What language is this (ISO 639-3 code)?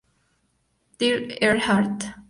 spa